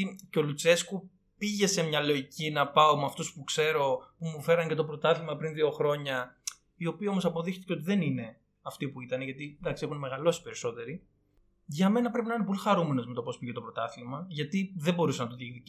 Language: Greek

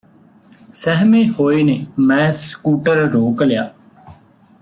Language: Punjabi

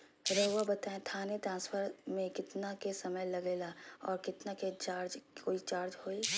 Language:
Magahi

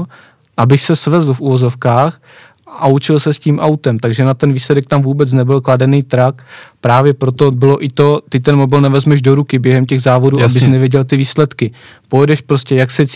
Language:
Czech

